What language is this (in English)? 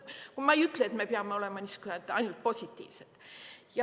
Estonian